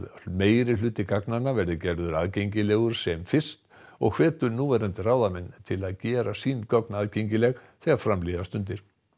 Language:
Icelandic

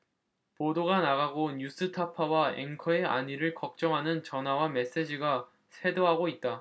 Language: Korean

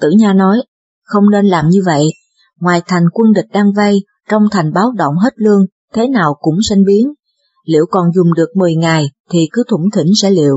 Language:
Vietnamese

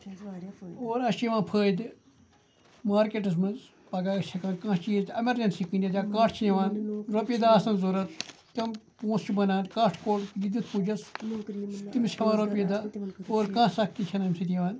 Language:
Kashmiri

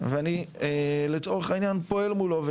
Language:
Hebrew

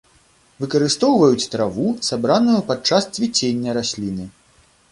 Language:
Belarusian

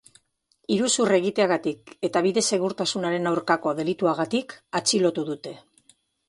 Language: Basque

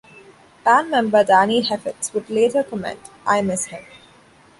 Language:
English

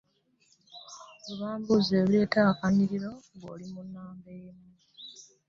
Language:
Ganda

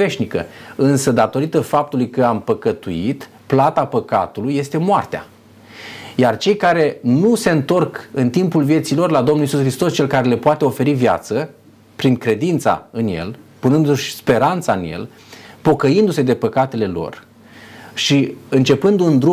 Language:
Romanian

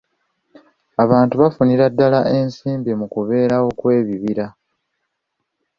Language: Ganda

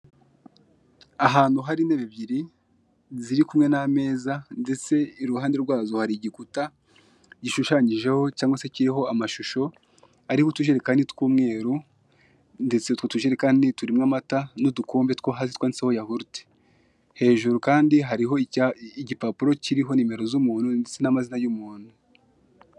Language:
Kinyarwanda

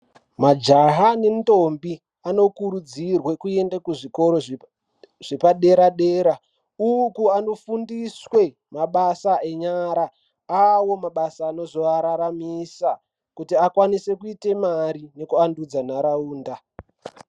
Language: Ndau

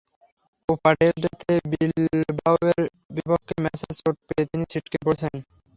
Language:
Bangla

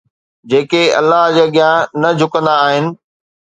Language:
Sindhi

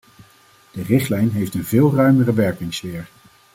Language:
Dutch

